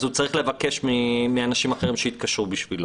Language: Hebrew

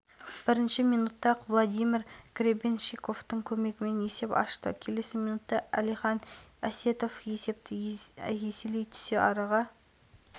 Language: Kazakh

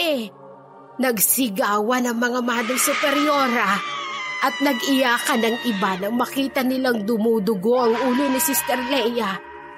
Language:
Filipino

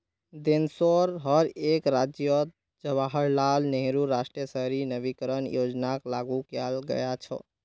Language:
Magahi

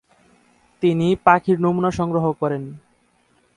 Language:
Bangla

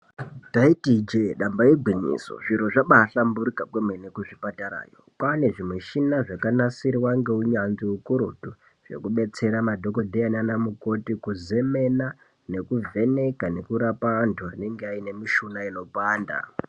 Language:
Ndau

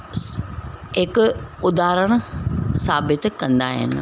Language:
Sindhi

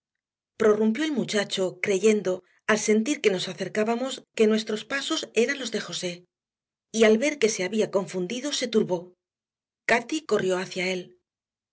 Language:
Spanish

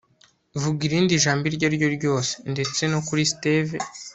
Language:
Kinyarwanda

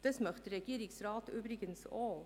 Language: Swiss German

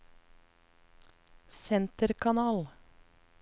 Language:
Norwegian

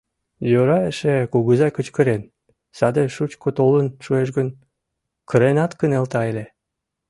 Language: Mari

